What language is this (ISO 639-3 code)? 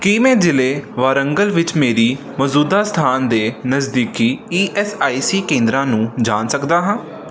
pan